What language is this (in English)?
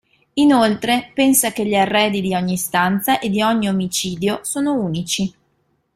Italian